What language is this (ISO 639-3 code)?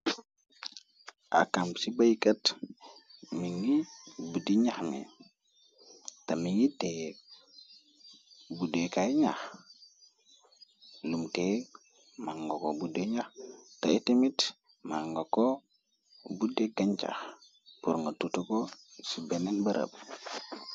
wol